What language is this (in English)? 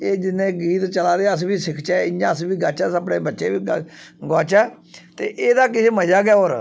Dogri